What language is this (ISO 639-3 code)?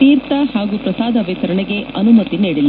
kan